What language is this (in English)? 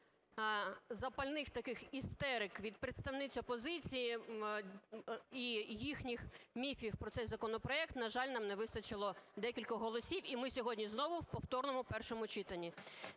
Ukrainian